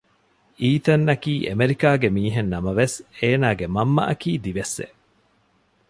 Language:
Divehi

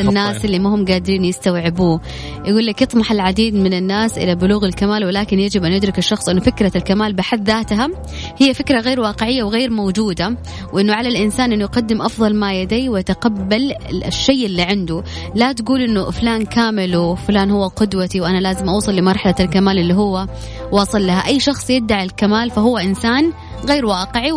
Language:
Arabic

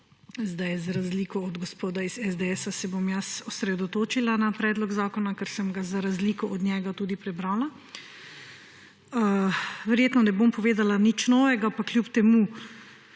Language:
Slovenian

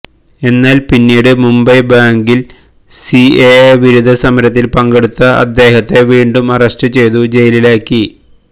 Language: Malayalam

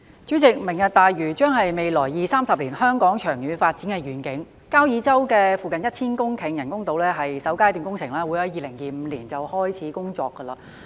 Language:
Cantonese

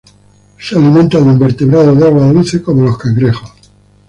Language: Spanish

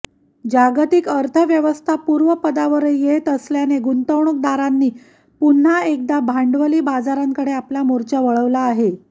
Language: Marathi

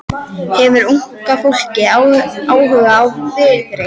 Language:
Icelandic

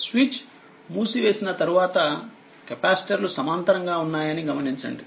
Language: Telugu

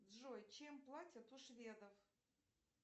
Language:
Russian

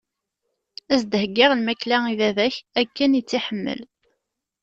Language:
Kabyle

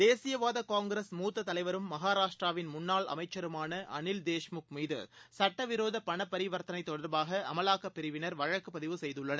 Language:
Tamil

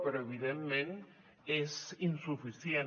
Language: Catalan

